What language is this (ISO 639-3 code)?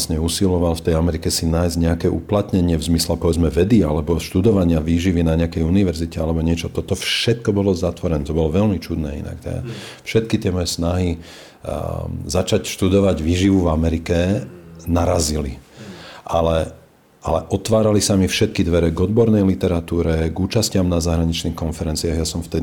slk